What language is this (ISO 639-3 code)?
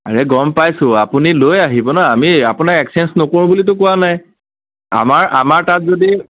asm